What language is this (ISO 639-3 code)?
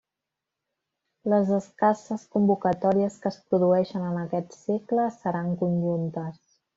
cat